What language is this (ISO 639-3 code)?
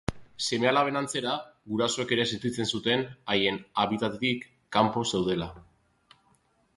eus